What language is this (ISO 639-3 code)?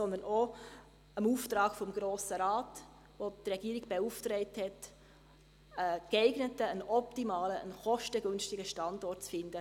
gsw